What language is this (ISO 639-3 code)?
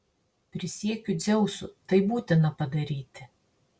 lit